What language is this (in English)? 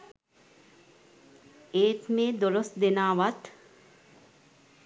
Sinhala